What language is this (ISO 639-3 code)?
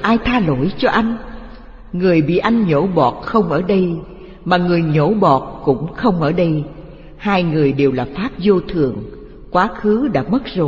vie